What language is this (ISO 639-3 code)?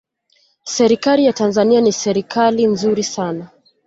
swa